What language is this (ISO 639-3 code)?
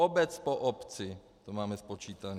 ces